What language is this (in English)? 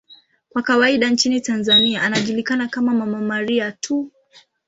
Swahili